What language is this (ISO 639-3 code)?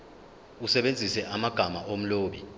zul